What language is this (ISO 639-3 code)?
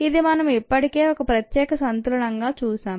tel